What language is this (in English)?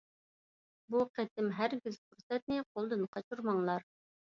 Uyghur